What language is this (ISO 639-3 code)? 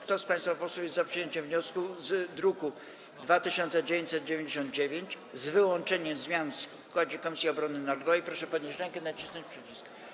pol